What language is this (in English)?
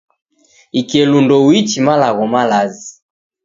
Taita